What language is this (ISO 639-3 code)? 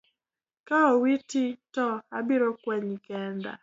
luo